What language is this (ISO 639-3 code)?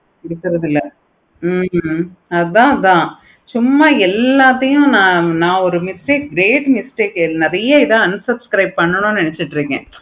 tam